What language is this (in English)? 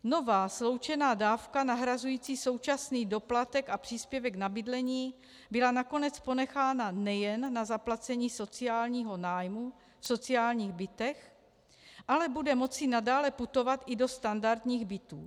Czech